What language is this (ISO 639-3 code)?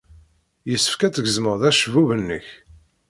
kab